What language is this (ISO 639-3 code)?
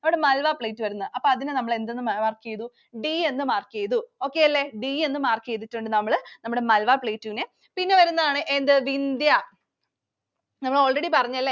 mal